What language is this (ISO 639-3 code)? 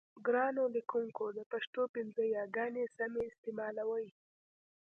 pus